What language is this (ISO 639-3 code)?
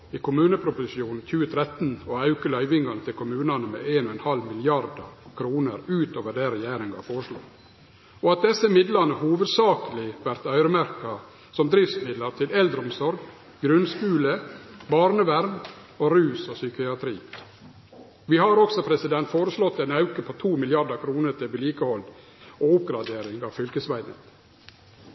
nno